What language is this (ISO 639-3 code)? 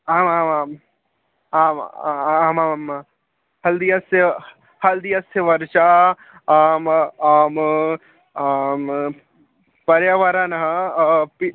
san